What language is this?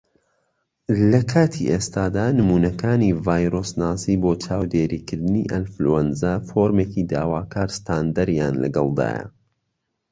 Central Kurdish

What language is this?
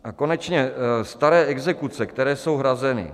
Czech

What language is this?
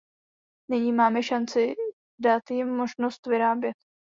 Czech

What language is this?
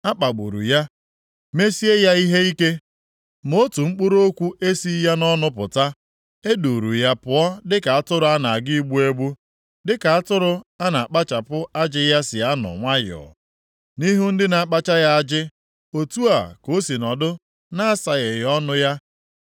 Igbo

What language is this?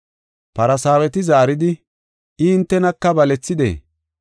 Gofa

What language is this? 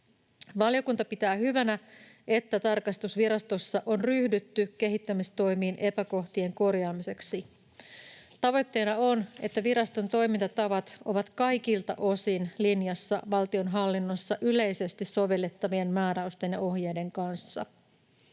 Finnish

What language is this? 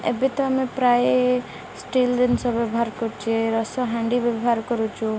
Odia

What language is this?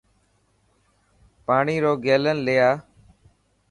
Dhatki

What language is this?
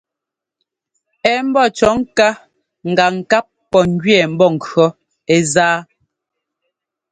Ngomba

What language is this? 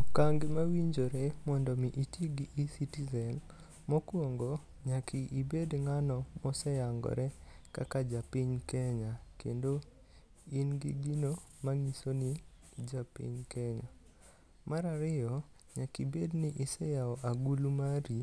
Luo (Kenya and Tanzania)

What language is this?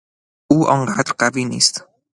Persian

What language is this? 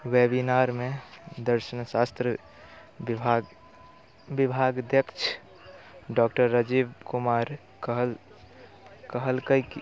Maithili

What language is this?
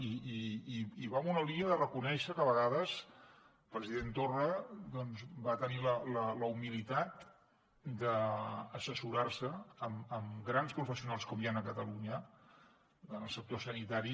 Catalan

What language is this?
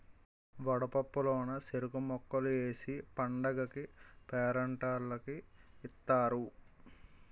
Telugu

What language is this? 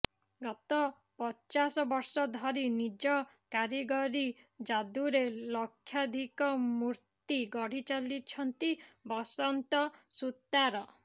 Odia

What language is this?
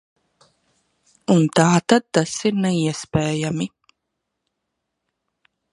Latvian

